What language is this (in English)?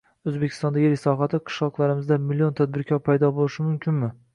Uzbek